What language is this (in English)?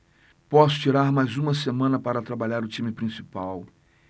Portuguese